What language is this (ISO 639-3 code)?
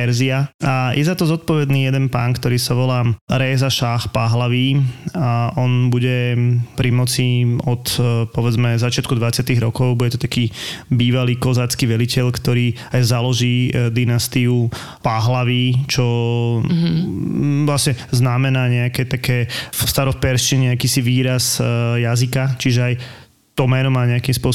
slk